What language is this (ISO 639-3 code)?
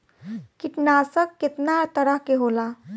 bho